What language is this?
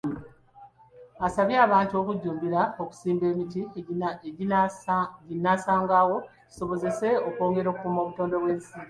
Ganda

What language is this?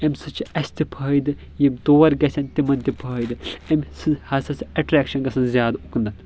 Kashmiri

